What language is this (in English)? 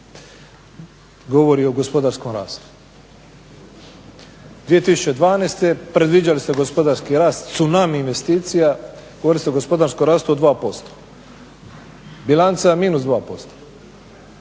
Croatian